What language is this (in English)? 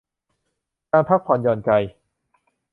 Thai